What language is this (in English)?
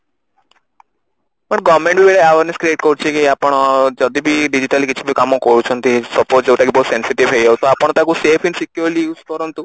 Odia